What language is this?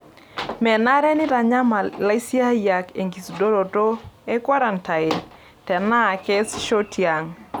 Masai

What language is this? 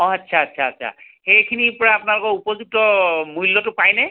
Assamese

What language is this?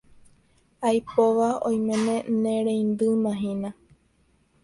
Guarani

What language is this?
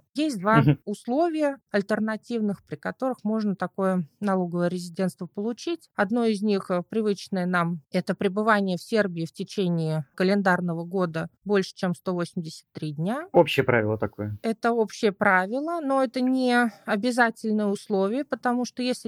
Russian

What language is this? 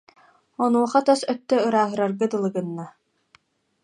Yakut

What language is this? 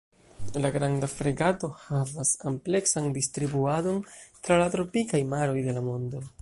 Esperanto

